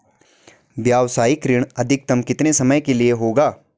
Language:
Hindi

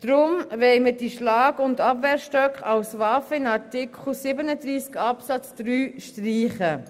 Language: Swiss German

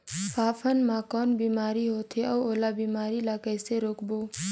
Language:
Chhattisgarhi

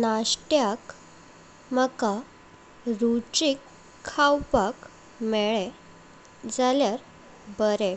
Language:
Konkani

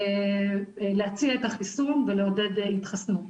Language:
Hebrew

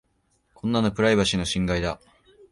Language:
Japanese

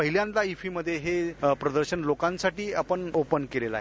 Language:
Marathi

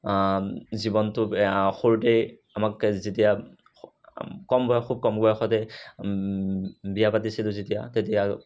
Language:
Assamese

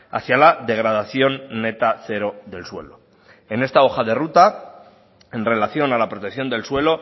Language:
Spanish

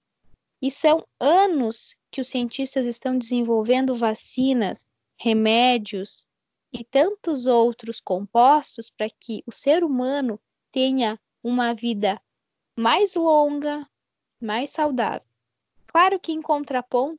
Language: Portuguese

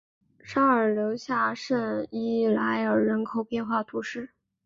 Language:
Chinese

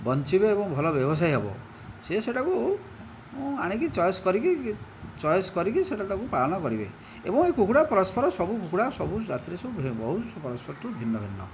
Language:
Odia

